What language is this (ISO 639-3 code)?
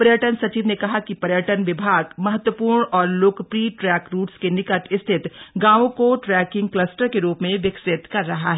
hin